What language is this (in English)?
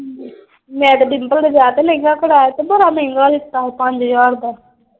Punjabi